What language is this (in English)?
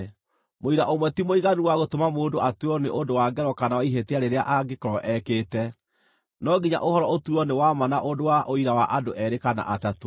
Kikuyu